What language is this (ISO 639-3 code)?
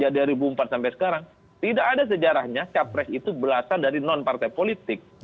ind